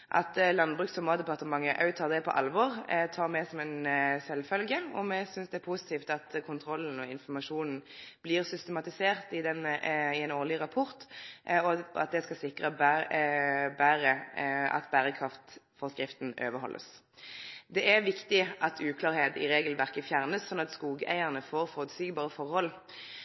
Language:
Norwegian Nynorsk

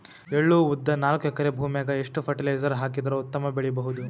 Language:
Kannada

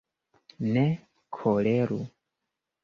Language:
Esperanto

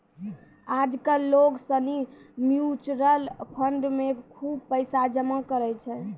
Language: Maithili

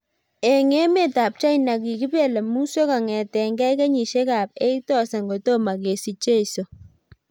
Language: Kalenjin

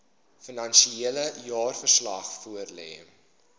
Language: Afrikaans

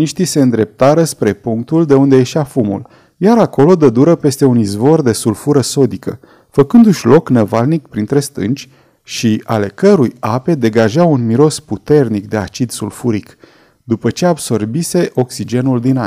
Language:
Romanian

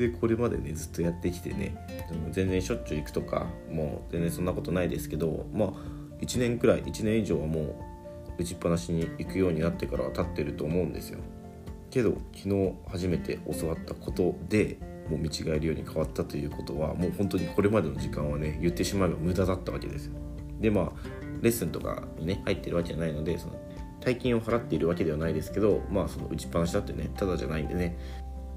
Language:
Japanese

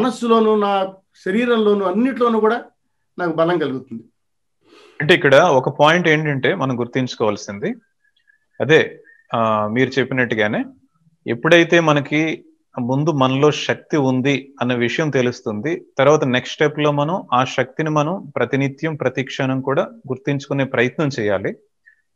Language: Telugu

